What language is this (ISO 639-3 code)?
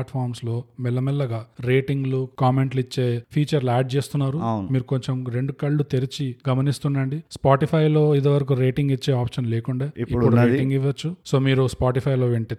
tel